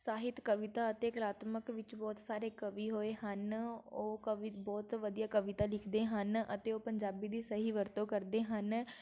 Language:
Punjabi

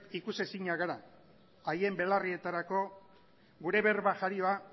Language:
Basque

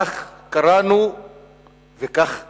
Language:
Hebrew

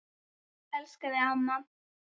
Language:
Icelandic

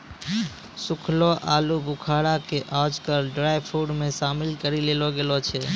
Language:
Maithili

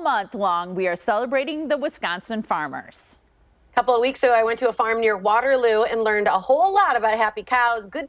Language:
English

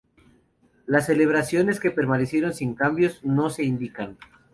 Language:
Spanish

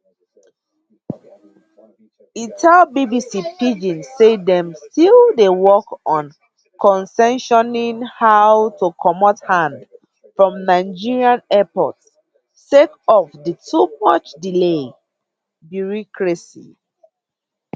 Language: Nigerian Pidgin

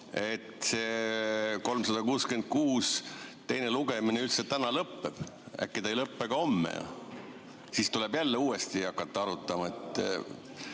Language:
Estonian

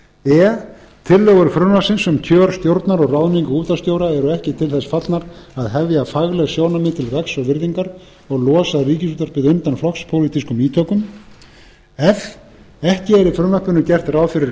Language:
Icelandic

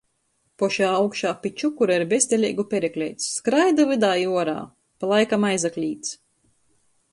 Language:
Latgalian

